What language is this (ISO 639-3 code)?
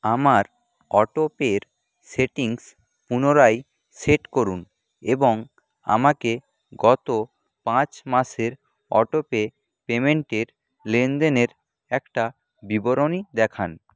ben